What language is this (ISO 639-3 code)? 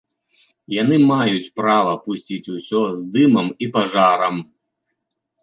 bel